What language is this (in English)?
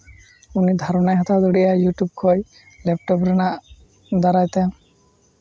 Santali